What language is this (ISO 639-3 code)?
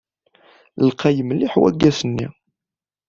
kab